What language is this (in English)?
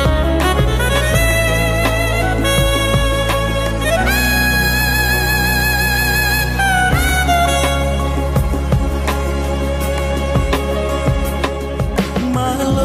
Indonesian